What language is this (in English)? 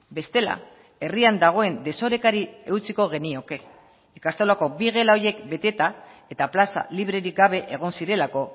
Basque